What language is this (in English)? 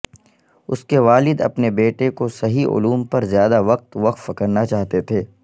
Urdu